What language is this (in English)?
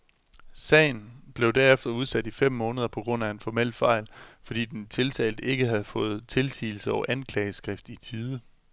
Danish